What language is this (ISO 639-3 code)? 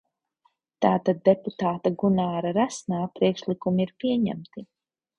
lav